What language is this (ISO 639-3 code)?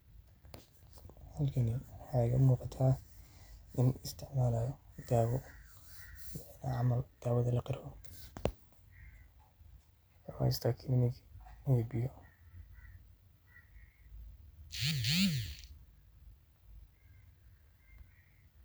som